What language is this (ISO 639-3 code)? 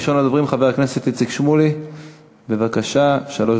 heb